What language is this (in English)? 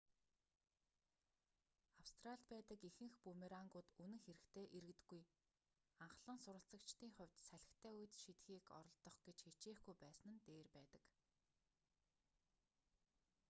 Mongolian